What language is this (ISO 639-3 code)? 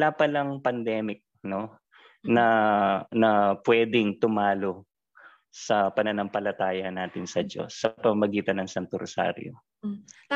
fil